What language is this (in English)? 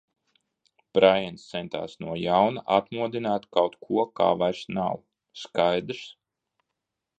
Latvian